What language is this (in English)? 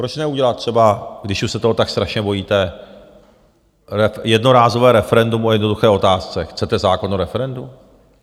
Czech